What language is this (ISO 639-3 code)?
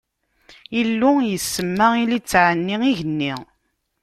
kab